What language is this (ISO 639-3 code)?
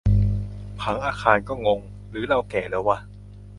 tha